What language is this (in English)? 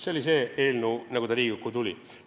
Estonian